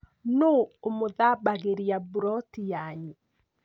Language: Kikuyu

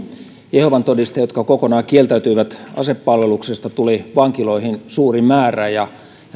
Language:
Finnish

